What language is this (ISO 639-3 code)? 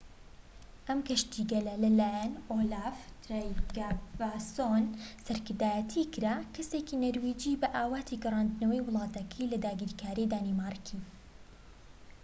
ckb